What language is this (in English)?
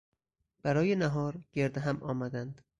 Persian